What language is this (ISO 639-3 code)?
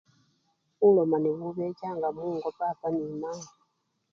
luy